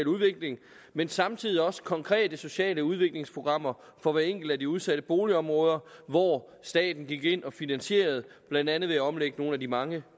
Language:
Danish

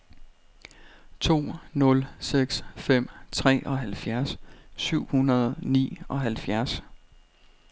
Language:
Danish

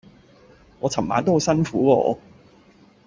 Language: Cantonese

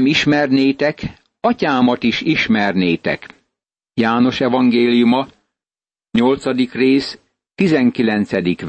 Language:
Hungarian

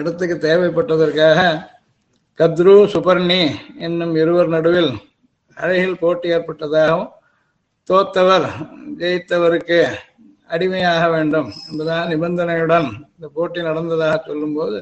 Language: Tamil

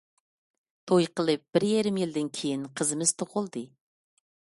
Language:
Uyghur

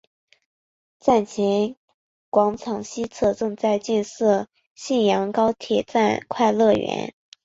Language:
Chinese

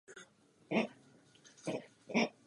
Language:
Czech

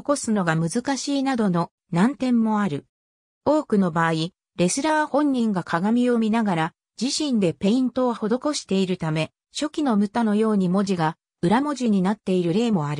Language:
Japanese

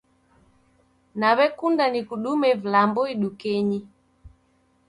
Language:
Taita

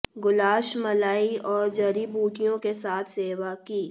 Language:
Hindi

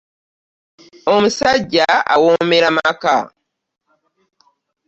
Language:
Ganda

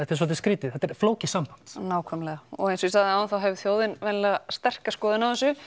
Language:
Icelandic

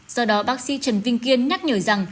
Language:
Vietnamese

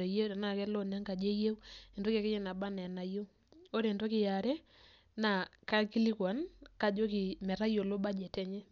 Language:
Masai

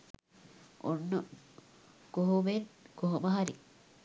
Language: Sinhala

